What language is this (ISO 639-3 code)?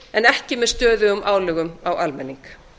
isl